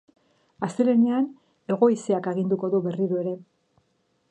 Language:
Basque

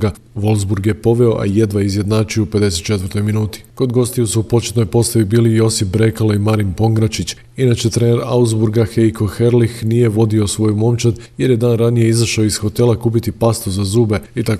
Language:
Croatian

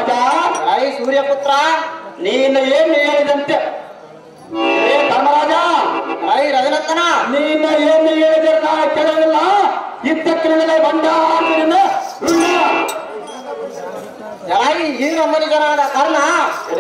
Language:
Kannada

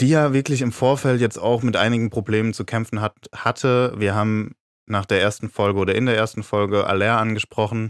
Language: German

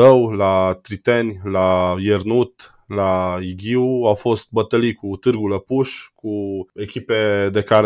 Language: Romanian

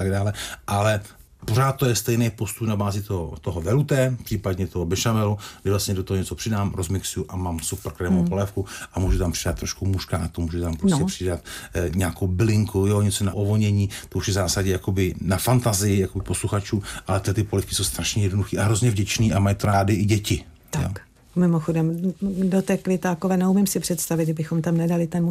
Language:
Czech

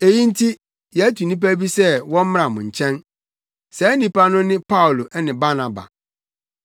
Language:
Akan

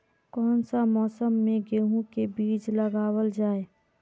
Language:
Magahi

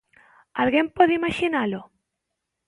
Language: Galician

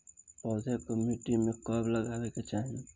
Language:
Bhojpuri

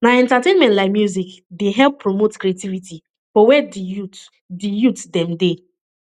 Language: Nigerian Pidgin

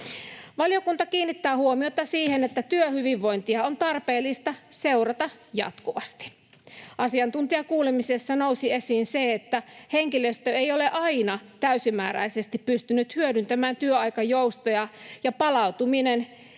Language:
Finnish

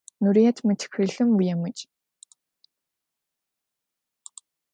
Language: Adyghe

